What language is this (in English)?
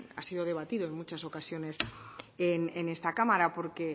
Spanish